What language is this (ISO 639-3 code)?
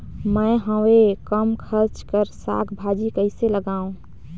hne